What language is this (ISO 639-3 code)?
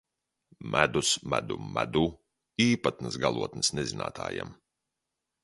lav